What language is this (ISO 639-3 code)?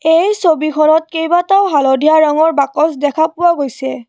asm